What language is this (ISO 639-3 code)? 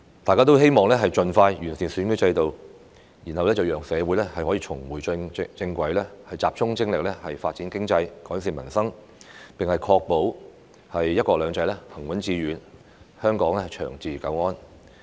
yue